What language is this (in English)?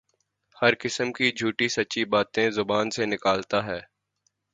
Urdu